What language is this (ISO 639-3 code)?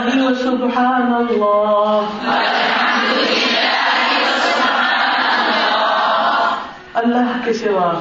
urd